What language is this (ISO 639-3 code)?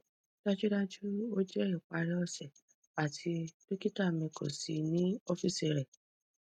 yor